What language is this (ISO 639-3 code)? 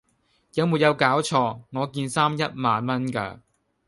yue